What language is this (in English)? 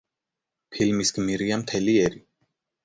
Georgian